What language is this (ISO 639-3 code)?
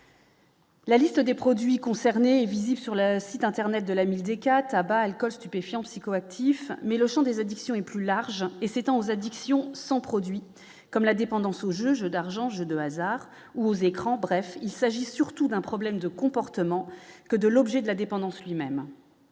fra